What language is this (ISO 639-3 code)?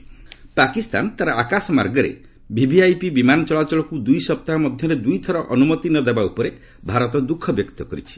ori